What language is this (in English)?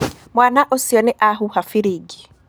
Kikuyu